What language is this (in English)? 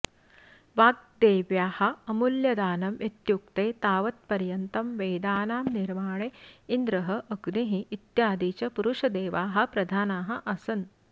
Sanskrit